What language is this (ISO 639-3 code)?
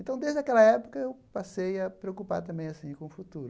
por